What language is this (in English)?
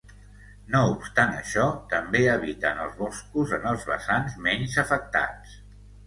Catalan